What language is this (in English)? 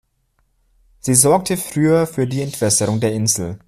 German